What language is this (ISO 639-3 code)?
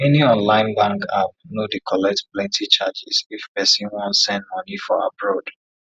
pcm